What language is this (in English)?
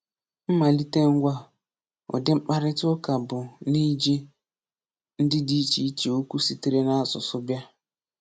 Igbo